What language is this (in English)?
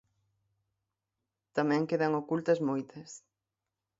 Galician